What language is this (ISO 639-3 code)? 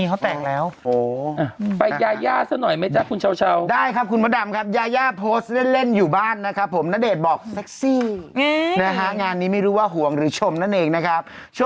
tha